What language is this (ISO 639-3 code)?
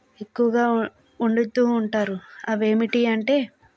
tel